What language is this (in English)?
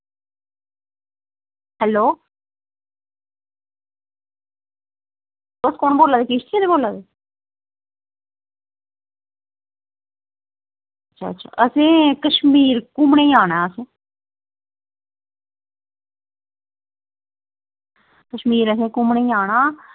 Dogri